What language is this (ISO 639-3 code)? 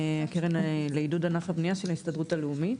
heb